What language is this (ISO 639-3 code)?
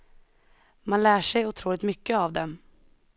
swe